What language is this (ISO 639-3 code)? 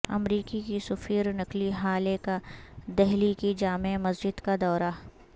urd